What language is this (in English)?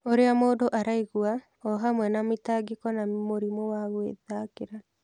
Kikuyu